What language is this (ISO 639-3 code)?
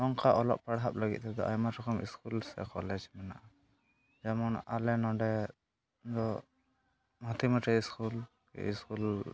sat